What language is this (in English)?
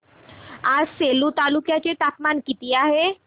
Marathi